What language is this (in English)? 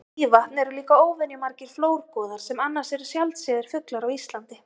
Icelandic